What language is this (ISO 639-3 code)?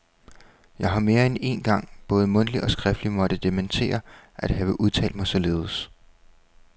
dan